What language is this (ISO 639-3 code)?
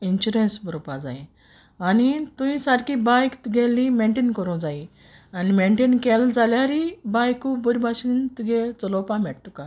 kok